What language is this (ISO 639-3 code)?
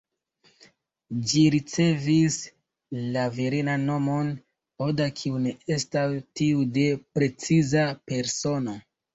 epo